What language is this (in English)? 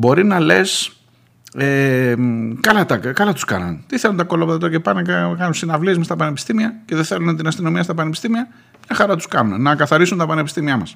Greek